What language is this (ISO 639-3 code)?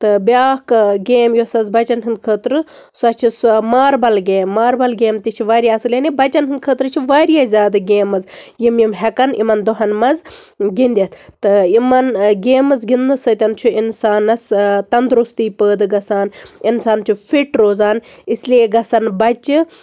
kas